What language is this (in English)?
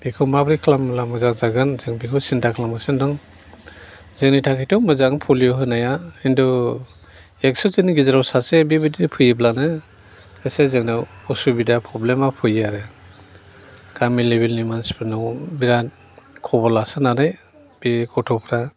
Bodo